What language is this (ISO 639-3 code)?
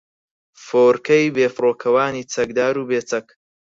ckb